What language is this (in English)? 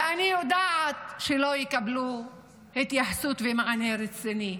Hebrew